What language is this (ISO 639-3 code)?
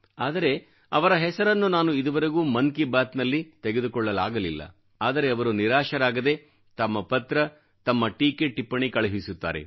kan